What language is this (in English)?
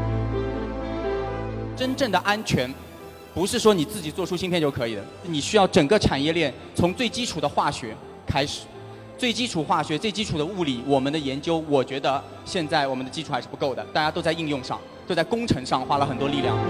Chinese